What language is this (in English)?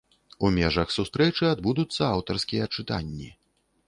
Belarusian